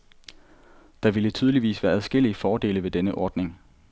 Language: Danish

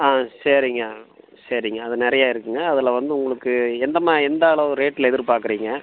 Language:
Tamil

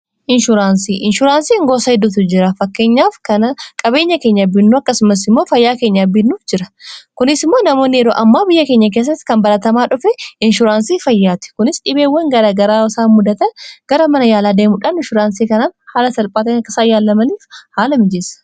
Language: Oromo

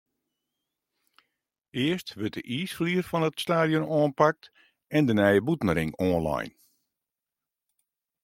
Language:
Western Frisian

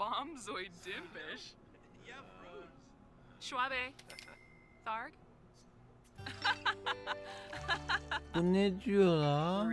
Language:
Turkish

